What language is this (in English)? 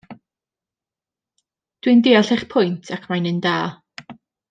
Welsh